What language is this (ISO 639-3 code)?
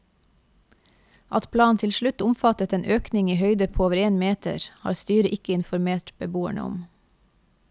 nor